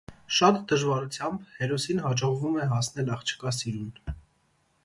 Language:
Armenian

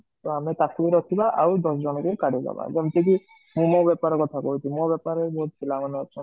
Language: Odia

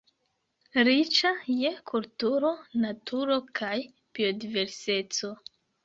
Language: Esperanto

